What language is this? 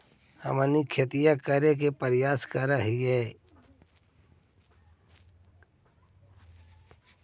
Magahi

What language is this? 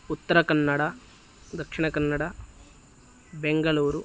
Sanskrit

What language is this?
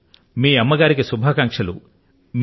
Telugu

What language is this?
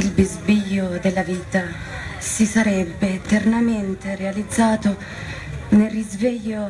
Italian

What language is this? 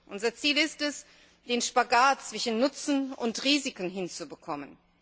German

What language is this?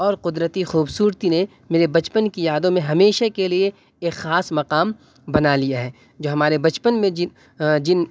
Urdu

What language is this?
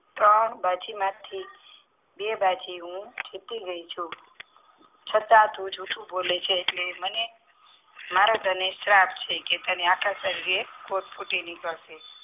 Gujarati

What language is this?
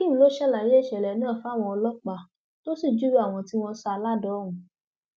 Yoruba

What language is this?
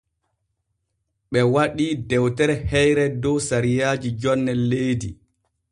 Borgu Fulfulde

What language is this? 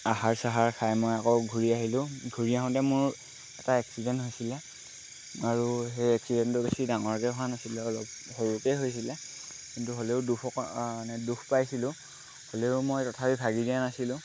Assamese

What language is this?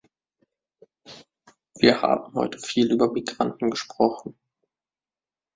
German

